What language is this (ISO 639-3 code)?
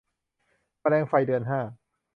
tha